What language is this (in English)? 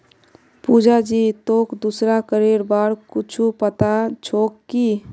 Magahi